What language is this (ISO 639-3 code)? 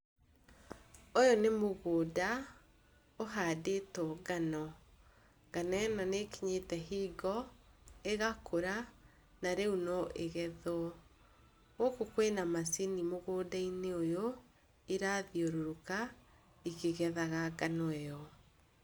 kik